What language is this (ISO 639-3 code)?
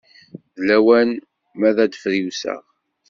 kab